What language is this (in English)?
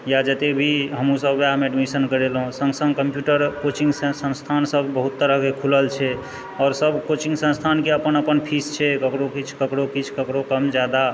Maithili